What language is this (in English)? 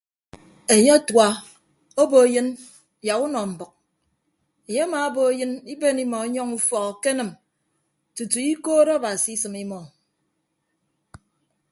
Ibibio